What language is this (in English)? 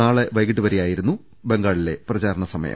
Malayalam